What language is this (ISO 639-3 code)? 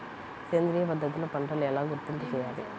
tel